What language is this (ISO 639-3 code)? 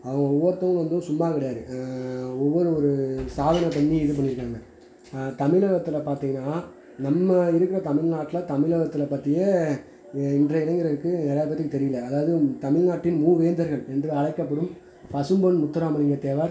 tam